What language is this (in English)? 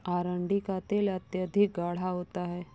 Hindi